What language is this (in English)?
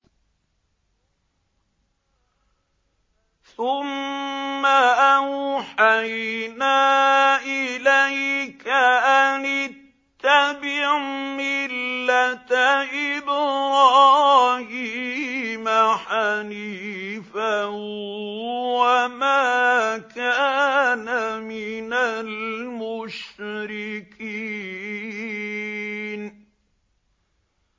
Arabic